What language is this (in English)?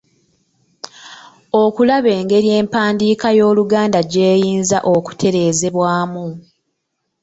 Ganda